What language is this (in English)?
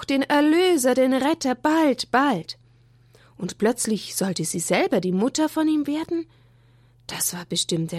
German